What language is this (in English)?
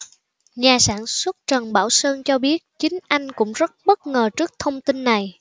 Vietnamese